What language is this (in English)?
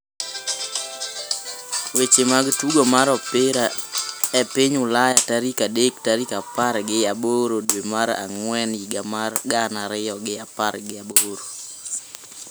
Luo (Kenya and Tanzania)